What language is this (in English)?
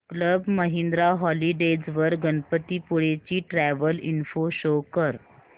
Marathi